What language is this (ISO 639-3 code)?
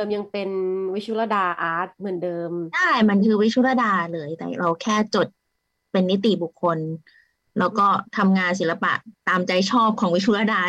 tha